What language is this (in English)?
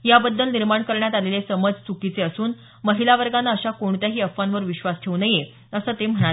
Marathi